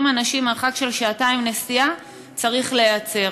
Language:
Hebrew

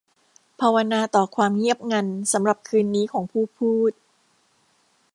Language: Thai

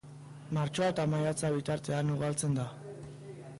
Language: Basque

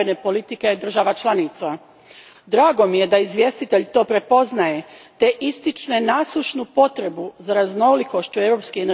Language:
Croatian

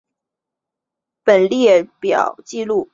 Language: Chinese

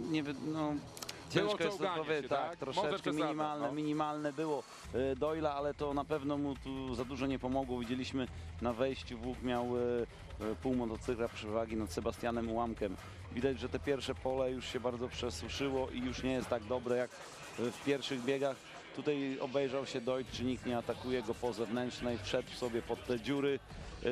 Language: Polish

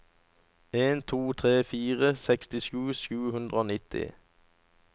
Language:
Norwegian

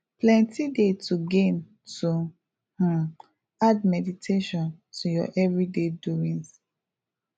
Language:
Nigerian Pidgin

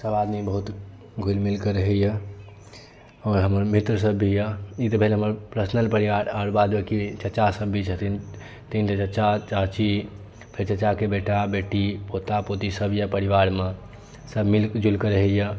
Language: Maithili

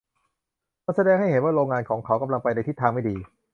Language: Thai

